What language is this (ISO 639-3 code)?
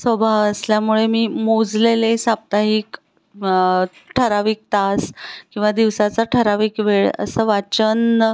mar